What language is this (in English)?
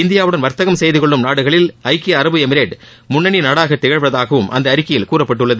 Tamil